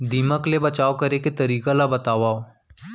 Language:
Chhattisgarhi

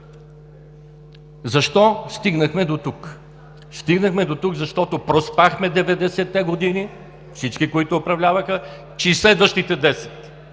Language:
Bulgarian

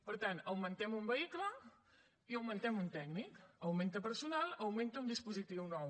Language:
Catalan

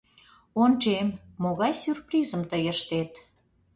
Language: Mari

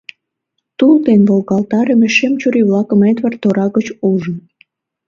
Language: Mari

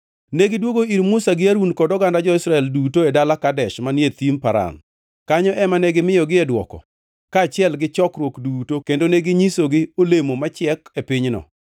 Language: Luo (Kenya and Tanzania)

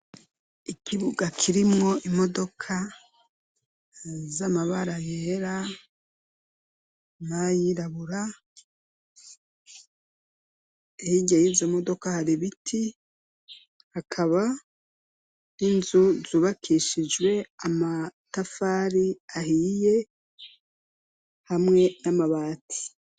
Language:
Rundi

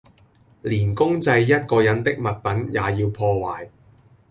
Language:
Cantonese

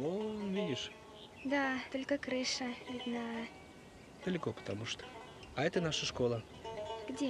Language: Russian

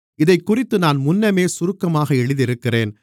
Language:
Tamil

